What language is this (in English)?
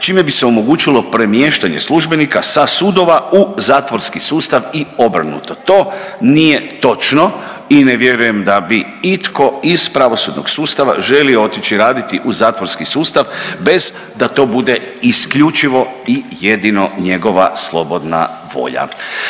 Croatian